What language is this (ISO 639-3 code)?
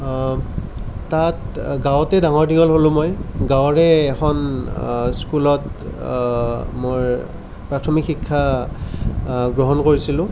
asm